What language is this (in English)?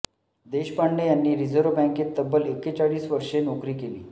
Marathi